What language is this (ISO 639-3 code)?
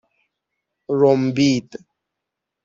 fas